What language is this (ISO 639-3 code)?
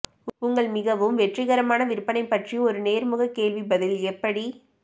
tam